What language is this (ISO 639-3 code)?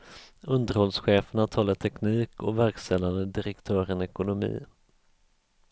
swe